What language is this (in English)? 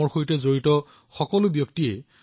Assamese